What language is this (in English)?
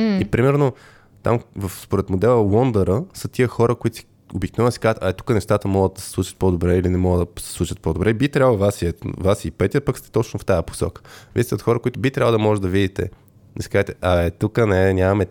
Bulgarian